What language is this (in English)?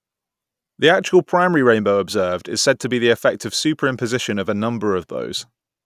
English